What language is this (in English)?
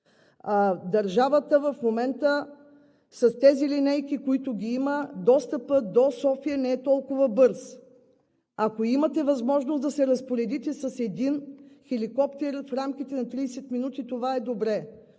Bulgarian